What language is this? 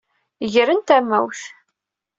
Kabyle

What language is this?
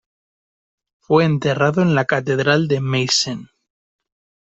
Spanish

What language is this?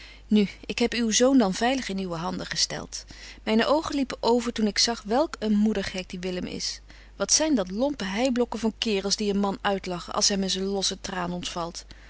Dutch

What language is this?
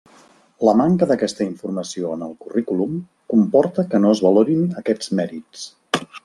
Catalan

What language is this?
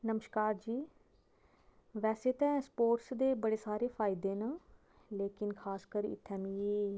Dogri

